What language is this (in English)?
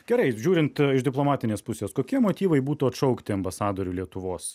Lithuanian